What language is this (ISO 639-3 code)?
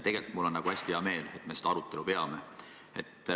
est